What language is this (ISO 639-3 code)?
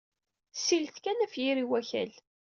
kab